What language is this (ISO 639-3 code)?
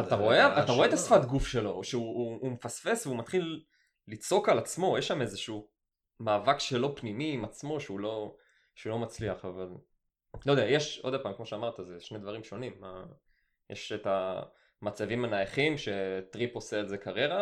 heb